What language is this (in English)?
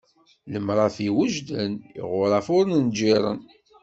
Kabyle